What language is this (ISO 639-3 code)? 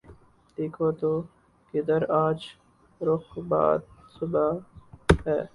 urd